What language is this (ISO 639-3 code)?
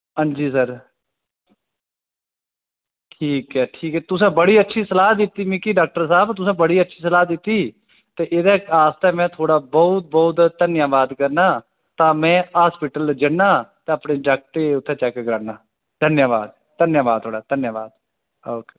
doi